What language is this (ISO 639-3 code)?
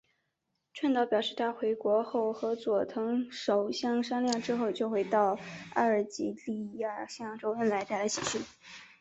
zho